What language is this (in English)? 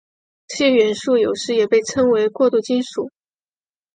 Chinese